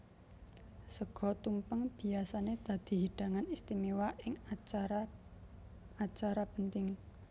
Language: Javanese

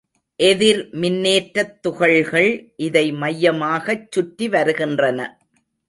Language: Tamil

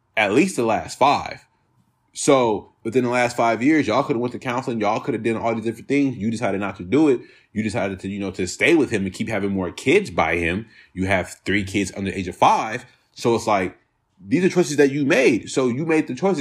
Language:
English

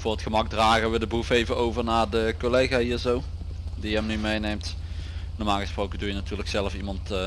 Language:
Dutch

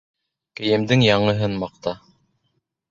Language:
Bashkir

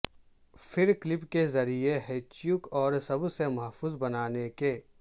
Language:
Urdu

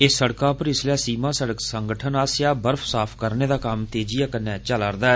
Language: Dogri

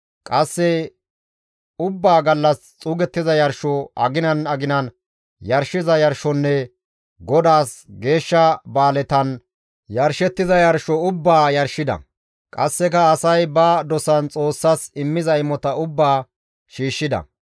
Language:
Gamo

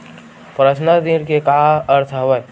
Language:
Chhattisgarhi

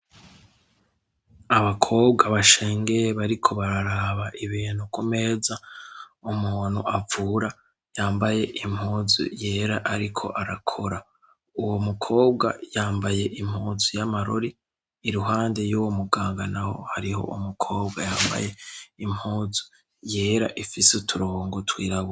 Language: Rundi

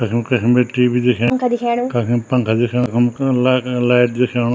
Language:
Garhwali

